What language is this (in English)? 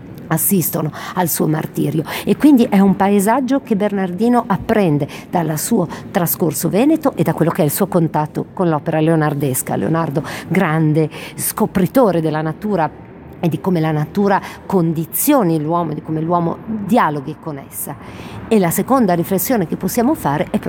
Italian